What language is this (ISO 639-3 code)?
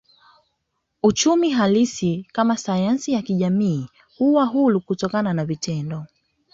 swa